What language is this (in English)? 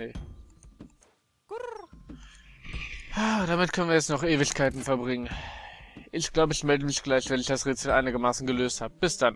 German